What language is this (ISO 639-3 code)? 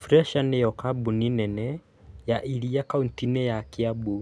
kik